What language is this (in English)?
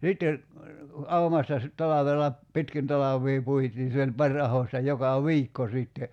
Finnish